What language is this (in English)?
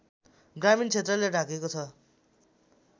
Nepali